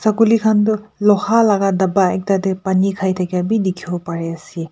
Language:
Naga Pidgin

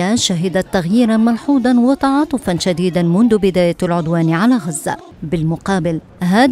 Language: Arabic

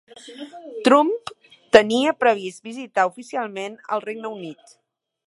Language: Catalan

